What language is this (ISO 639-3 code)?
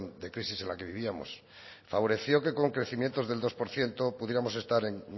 spa